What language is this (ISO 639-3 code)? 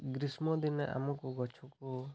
ori